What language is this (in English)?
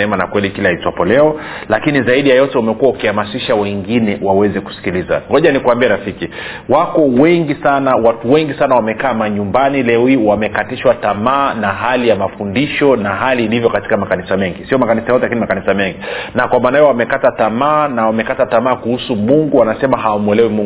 Swahili